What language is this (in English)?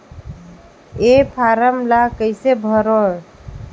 Chhattisgarhi